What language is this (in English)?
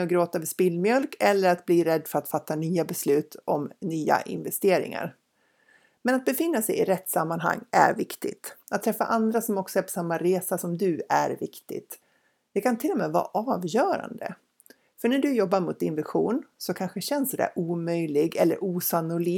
Swedish